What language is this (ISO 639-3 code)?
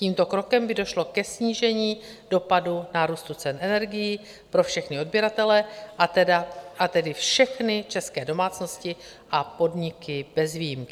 ces